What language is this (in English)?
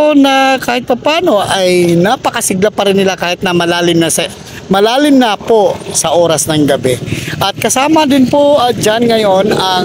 Filipino